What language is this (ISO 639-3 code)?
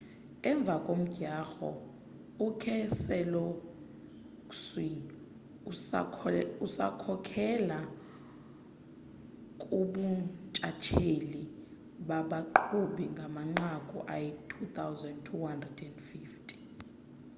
xho